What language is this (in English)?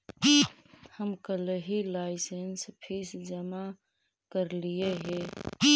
Magahi